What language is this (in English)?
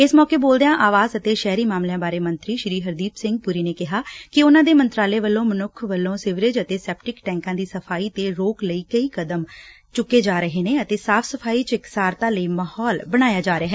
Punjabi